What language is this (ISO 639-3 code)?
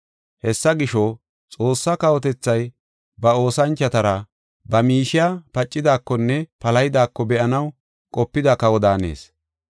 gof